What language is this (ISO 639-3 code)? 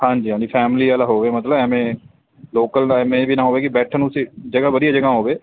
pan